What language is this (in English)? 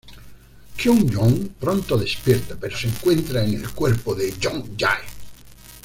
Spanish